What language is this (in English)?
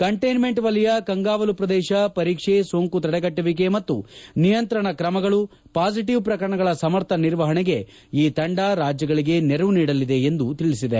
Kannada